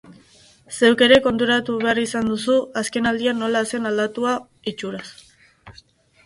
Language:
Basque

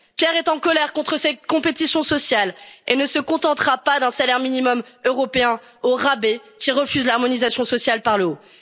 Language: French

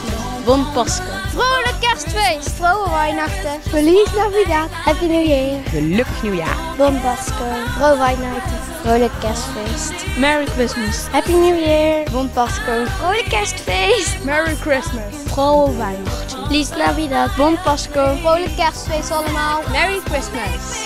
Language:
Dutch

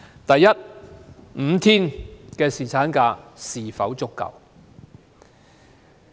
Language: Cantonese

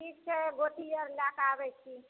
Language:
Maithili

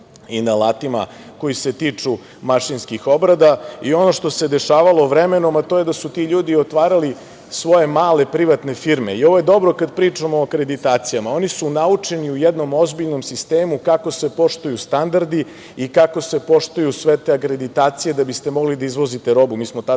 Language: Serbian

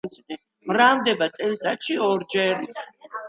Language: Georgian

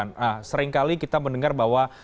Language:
Indonesian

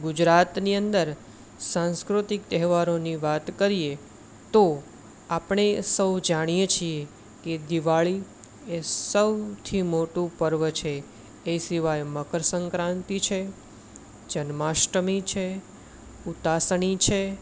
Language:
Gujarati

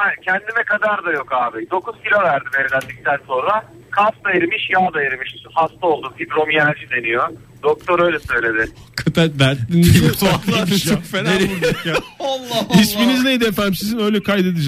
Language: Turkish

